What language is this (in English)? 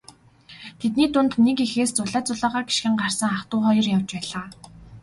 Mongolian